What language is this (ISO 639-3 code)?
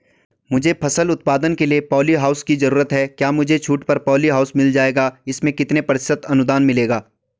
hin